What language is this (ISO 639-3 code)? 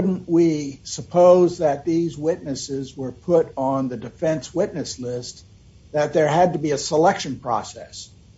eng